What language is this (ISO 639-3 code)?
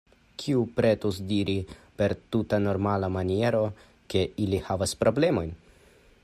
epo